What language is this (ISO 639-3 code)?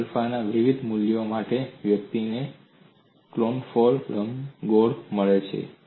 guj